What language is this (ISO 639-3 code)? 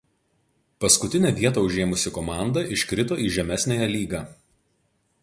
lit